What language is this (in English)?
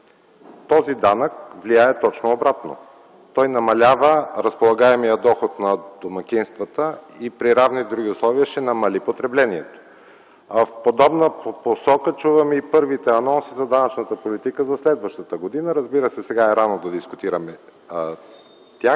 Bulgarian